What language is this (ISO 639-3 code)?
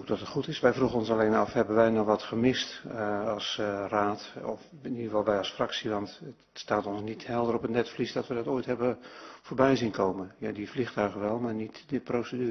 nld